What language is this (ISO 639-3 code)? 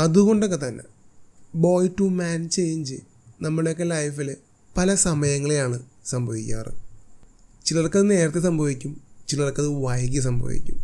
mal